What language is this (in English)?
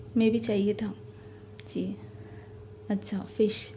Urdu